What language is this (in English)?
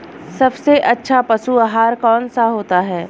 Hindi